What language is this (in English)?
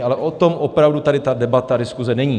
Czech